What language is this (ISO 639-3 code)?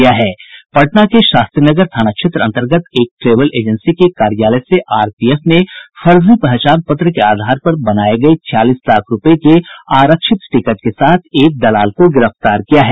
hin